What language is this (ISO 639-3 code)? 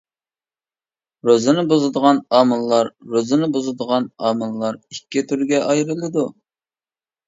uig